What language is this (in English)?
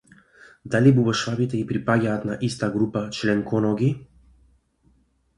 Macedonian